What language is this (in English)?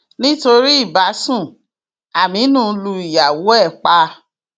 Yoruba